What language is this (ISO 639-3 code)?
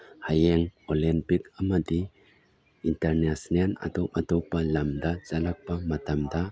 mni